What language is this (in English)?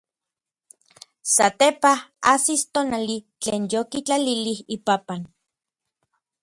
Orizaba Nahuatl